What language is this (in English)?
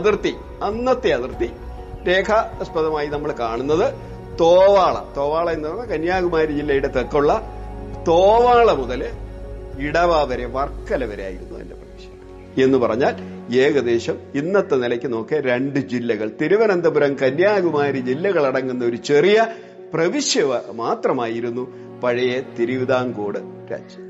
Malayalam